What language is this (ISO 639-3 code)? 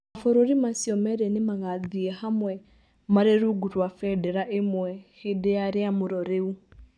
kik